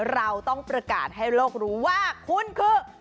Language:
Thai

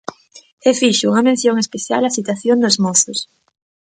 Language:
Galician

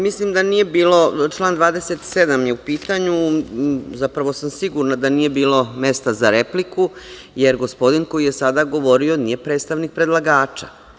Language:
Serbian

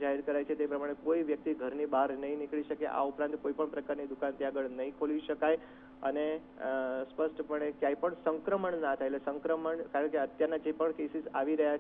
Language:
Hindi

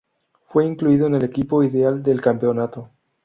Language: Spanish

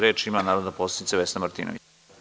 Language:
Serbian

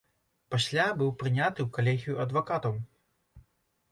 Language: Belarusian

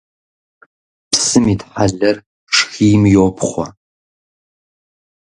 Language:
Kabardian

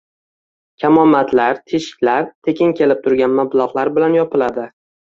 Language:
Uzbek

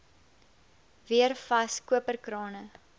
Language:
Afrikaans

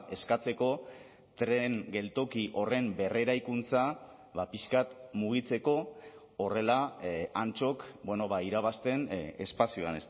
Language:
Basque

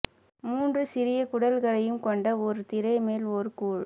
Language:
Tamil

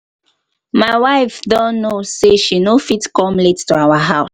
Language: Nigerian Pidgin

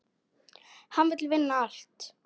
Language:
Icelandic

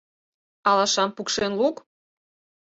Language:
Mari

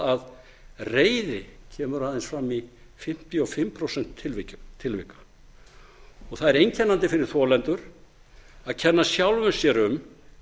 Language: Icelandic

